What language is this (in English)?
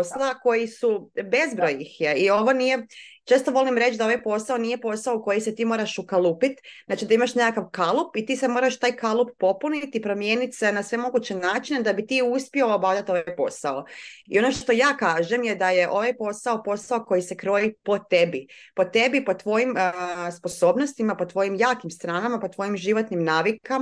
Croatian